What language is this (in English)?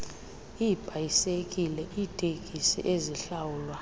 Xhosa